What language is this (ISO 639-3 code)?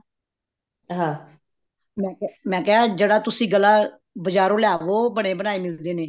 pan